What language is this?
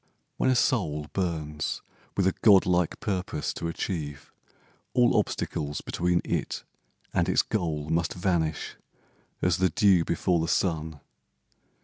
English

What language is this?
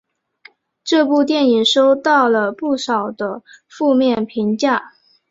Chinese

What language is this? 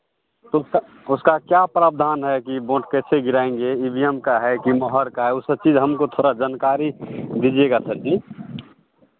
Hindi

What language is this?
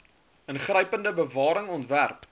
Afrikaans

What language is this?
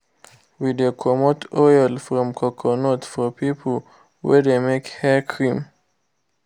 Nigerian Pidgin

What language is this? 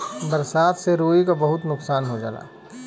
Bhojpuri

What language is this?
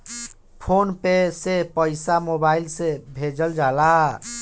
Bhojpuri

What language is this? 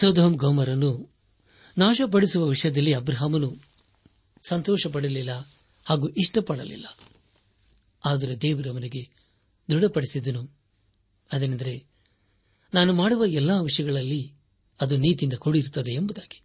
Kannada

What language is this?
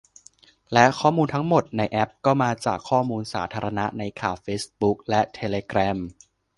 Thai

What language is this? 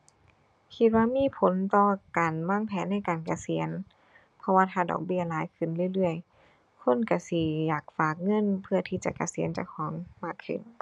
Thai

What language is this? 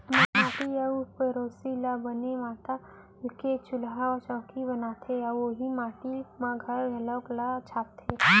Chhattisgarhi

